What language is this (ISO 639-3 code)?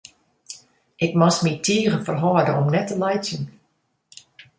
fry